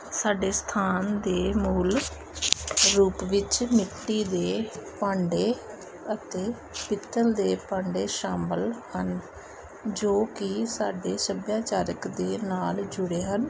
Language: Punjabi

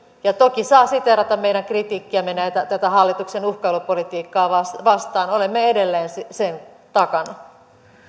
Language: Finnish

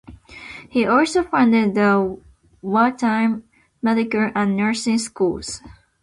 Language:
English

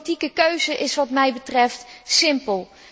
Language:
Dutch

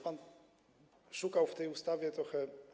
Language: Polish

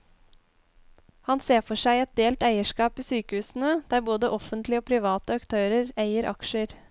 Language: Norwegian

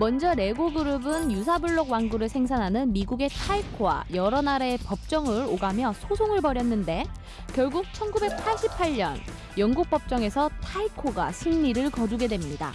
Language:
Korean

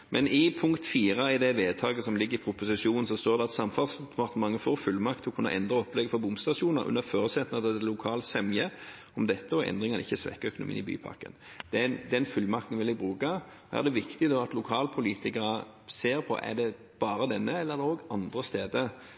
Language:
Norwegian Nynorsk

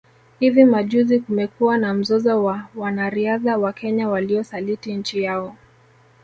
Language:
Swahili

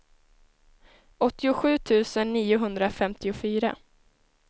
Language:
Swedish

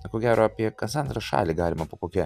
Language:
Lithuanian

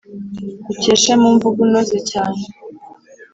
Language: Kinyarwanda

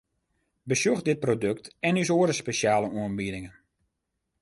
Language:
Western Frisian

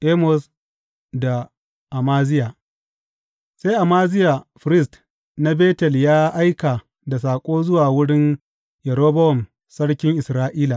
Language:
Hausa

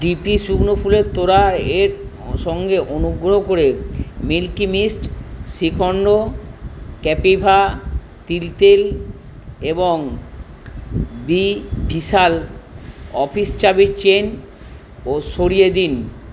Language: Bangla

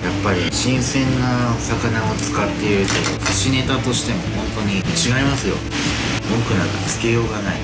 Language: Japanese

